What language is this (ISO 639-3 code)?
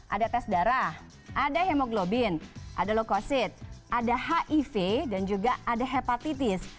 ind